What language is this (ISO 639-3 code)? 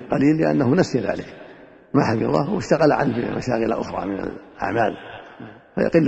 ara